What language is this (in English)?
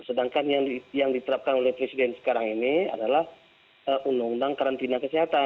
Indonesian